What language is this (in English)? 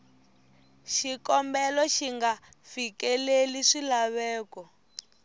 Tsonga